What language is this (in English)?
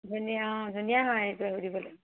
Assamese